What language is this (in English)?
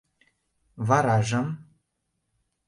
Mari